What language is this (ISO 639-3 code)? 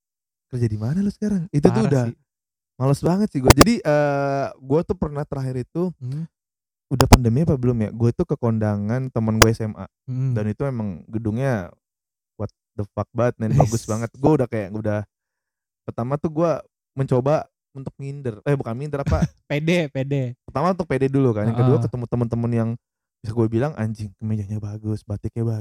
ind